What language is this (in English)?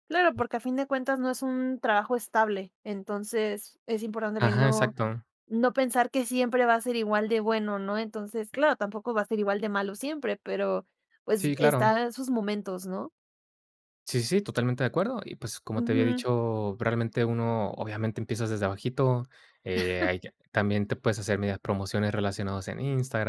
Spanish